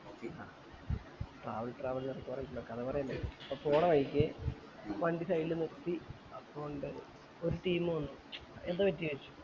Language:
Malayalam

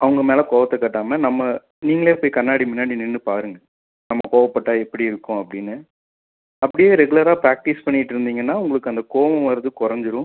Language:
Tamil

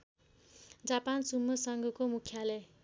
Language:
Nepali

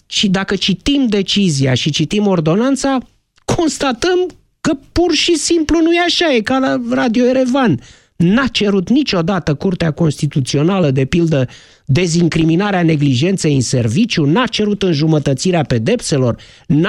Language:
Romanian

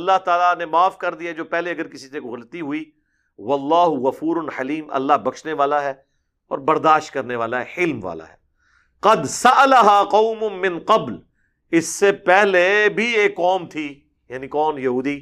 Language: Urdu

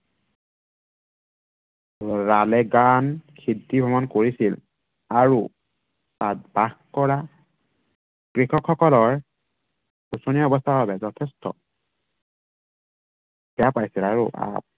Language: Assamese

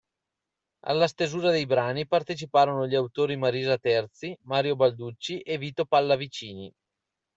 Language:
Italian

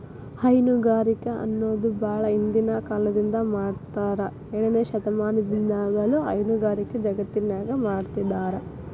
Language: Kannada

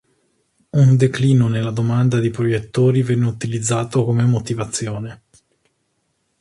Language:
Italian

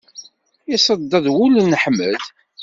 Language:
Kabyle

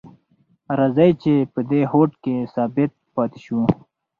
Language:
Pashto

